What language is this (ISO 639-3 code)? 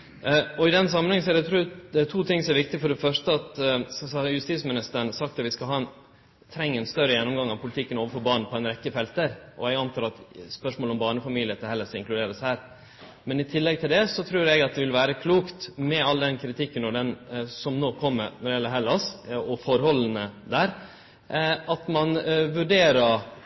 nno